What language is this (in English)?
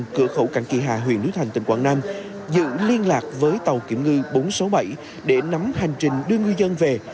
Vietnamese